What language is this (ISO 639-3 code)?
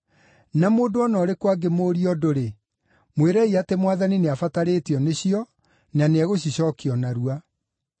kik